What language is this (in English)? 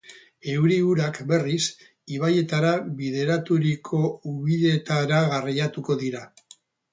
Basque